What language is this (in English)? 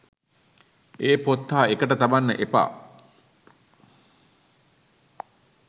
Sinhala